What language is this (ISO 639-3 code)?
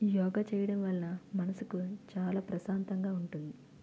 tel